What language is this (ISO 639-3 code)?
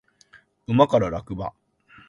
jpn